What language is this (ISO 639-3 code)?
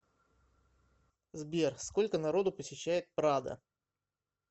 rus